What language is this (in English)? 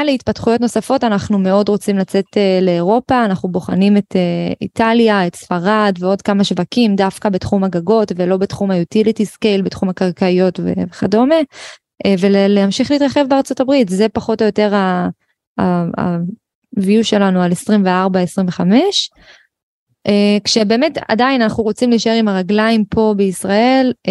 Hebrew